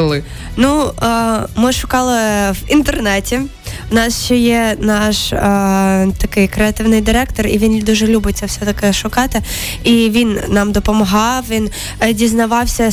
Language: Ukrainian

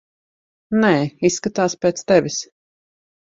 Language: Latvian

